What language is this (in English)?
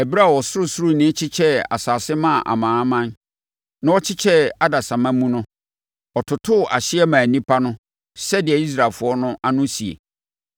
Akan